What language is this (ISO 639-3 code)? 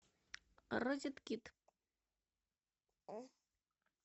rus